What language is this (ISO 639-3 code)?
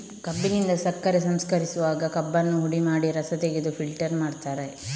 kan